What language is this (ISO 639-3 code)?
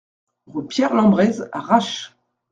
fra